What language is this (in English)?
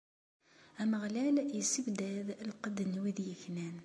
Kabyle